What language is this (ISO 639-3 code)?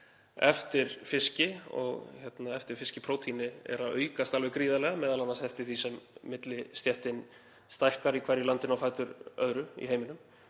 isl